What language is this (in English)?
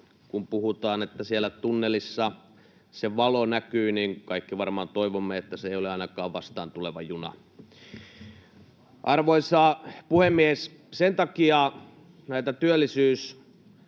Finnish